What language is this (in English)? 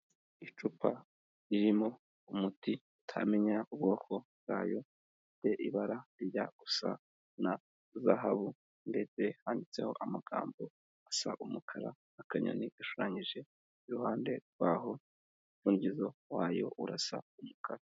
Kinyarwanda